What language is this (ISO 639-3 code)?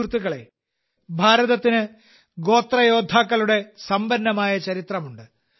mal